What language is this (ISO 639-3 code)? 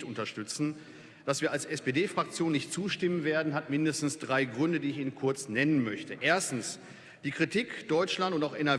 deu